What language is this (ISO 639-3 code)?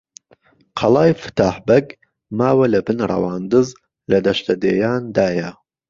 ckb